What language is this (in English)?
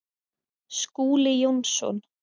Icelandic